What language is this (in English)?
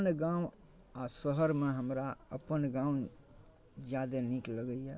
Maithili